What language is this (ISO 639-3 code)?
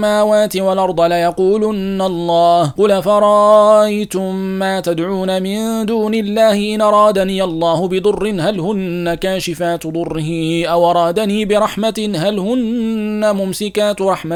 ara